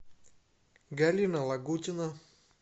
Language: Russian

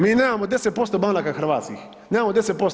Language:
Croatian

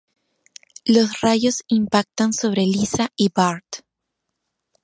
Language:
Spanish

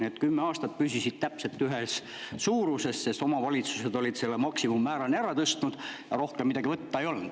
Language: Estonian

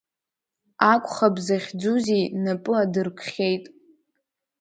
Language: Abkhazian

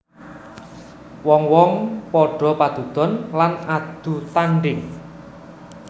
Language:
Javanese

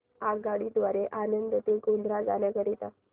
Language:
Marathi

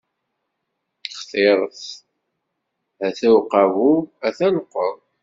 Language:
Kabyle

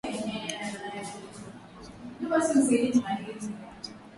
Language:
Swahili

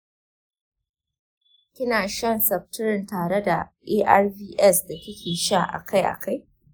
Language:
Hausa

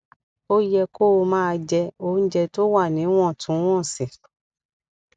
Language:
Yoruba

